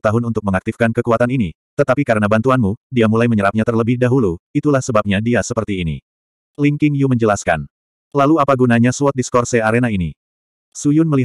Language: Indonesian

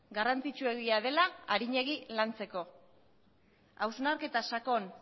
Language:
Basque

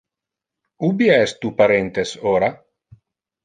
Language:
Interlingua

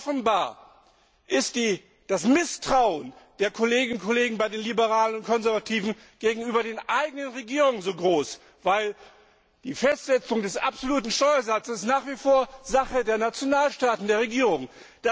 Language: German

